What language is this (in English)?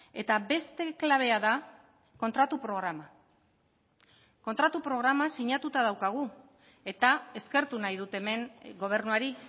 Basque